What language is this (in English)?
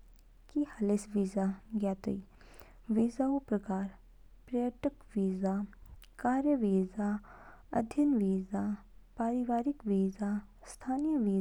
Kinnauri